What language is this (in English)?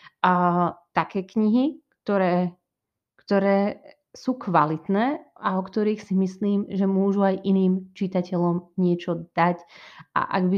Slovak